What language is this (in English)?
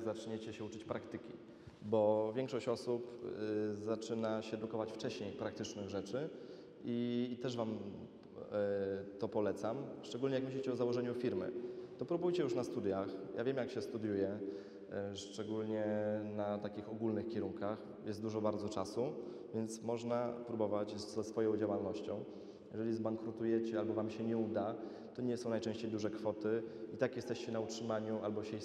Polish